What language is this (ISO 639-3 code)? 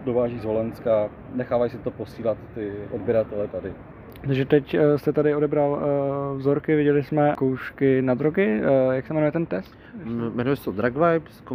ces